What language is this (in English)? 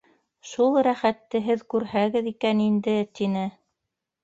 Bashkir